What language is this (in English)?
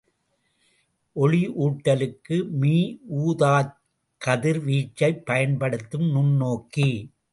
Tamil